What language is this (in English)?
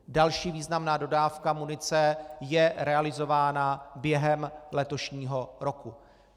Czech